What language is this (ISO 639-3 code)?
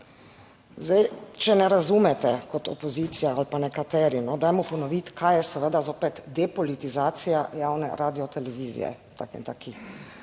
slv